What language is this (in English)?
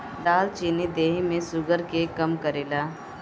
Bhojpuri